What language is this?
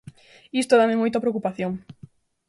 Galician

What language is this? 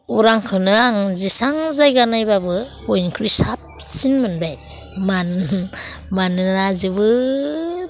Bodo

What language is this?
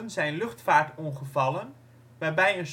Dutch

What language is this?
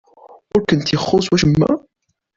Kabyle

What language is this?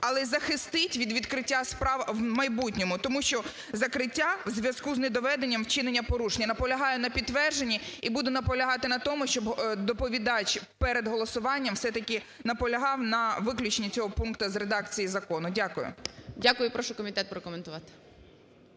Ukrainian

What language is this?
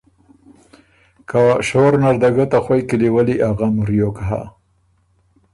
Ormuri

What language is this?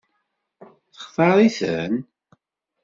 Kabyle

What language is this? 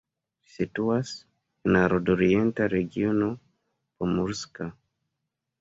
Esperanto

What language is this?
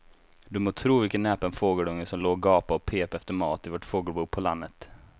Swedish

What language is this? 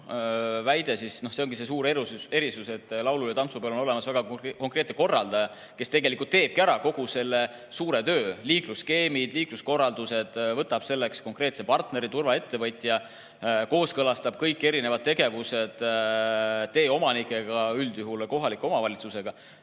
Estonian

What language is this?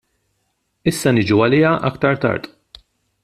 Maltese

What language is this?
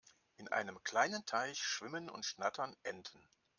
German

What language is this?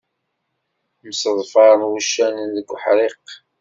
Kabyle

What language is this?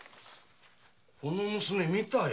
Japanese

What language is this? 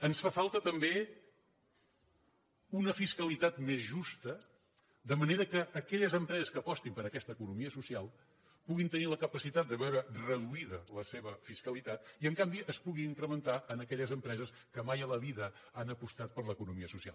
Catalan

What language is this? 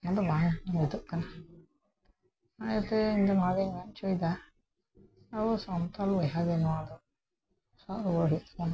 Santali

